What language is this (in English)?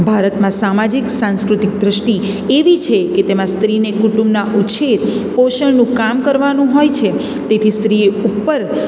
Gujarati